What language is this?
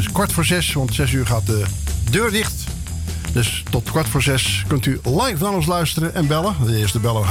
Dutch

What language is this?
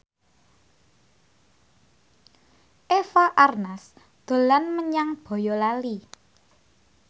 Javanese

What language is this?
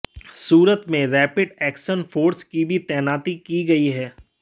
Hindi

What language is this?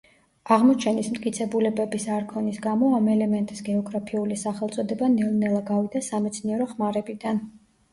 Georgian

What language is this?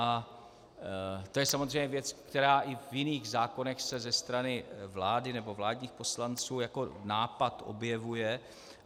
Czech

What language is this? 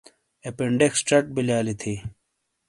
Shina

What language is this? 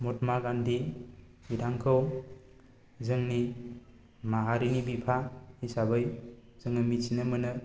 Bodo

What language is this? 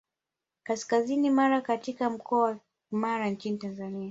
Swahili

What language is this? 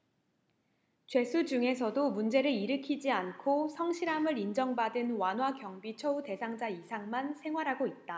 Korean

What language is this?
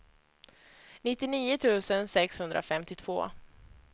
Swedish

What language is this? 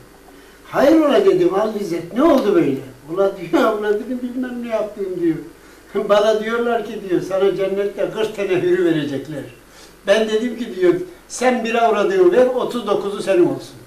Turkish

